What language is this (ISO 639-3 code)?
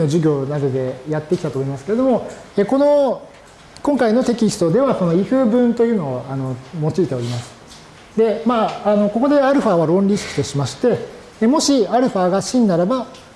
jpn